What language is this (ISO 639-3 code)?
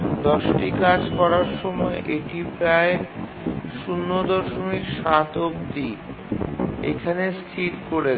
ben